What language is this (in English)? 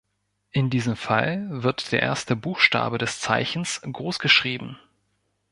German